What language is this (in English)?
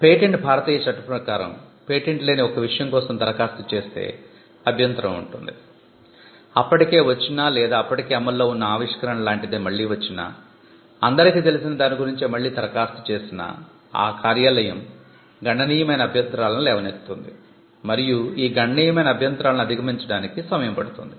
Telugu